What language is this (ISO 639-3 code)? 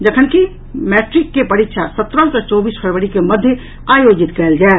mai